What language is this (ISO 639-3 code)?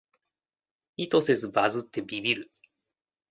jpn